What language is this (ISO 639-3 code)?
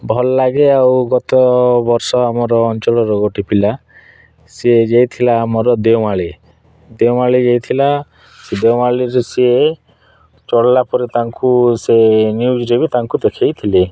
ori